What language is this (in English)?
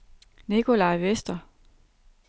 Danish